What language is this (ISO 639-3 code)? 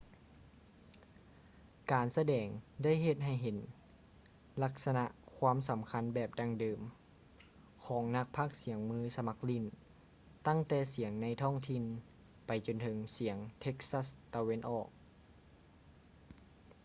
lao